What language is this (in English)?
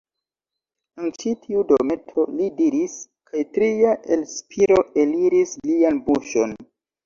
Esperanto